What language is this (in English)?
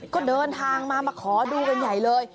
Thai